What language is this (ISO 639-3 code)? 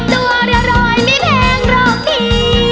tha